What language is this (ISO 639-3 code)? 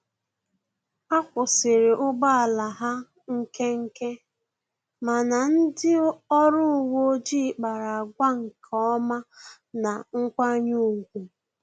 ibo